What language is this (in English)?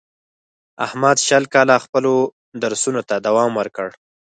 Pashto